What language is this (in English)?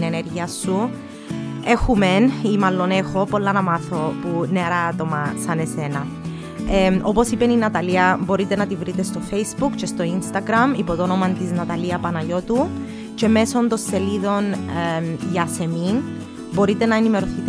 Greek